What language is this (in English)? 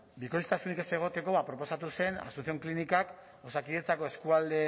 Basque